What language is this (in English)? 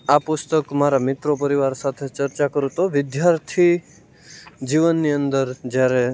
Gujarati